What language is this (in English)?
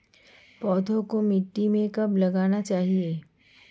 Hindi